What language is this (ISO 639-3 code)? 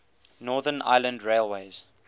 eng